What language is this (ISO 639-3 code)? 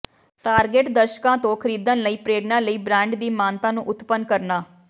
pan